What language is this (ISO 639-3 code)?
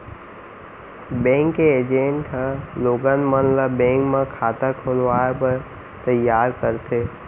hne